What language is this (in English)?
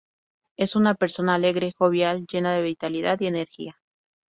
Spanish